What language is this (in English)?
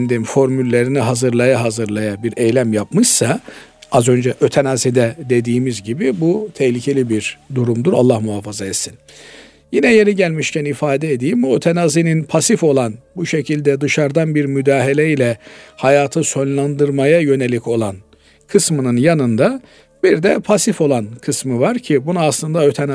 Turkish